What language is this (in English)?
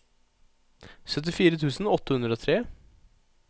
Norwegian